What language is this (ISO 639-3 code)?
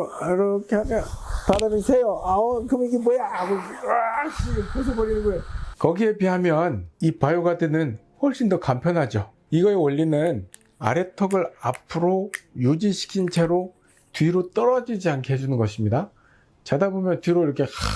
kor